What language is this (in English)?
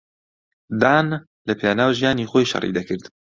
Central Kurdish